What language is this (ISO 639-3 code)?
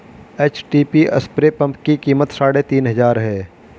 hin